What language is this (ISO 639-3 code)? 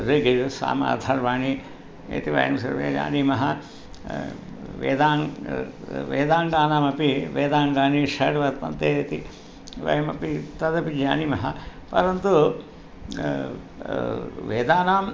san